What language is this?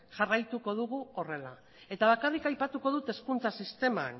Basque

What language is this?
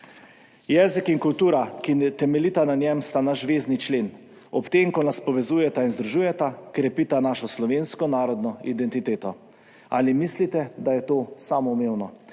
Slovenian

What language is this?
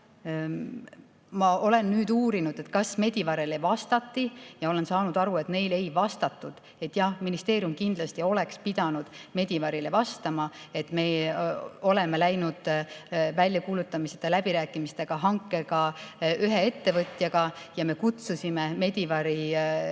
Estonian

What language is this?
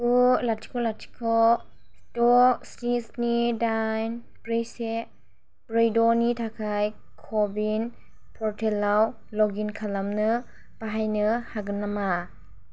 Bodo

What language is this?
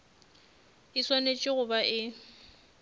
Northern Sotho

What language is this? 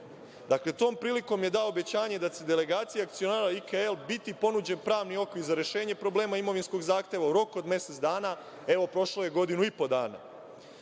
Serbian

